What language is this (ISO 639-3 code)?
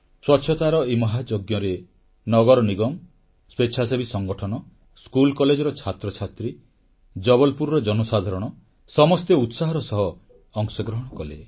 ori